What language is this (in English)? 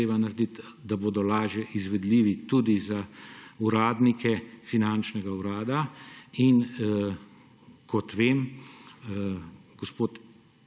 Slovenian